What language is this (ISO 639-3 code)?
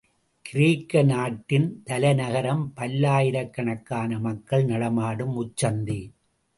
tam